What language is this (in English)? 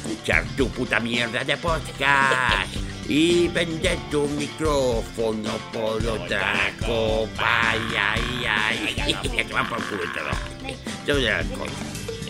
Spanish